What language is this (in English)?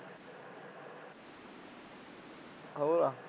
Punjabi